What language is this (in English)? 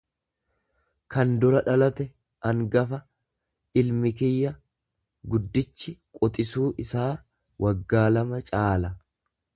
Oromo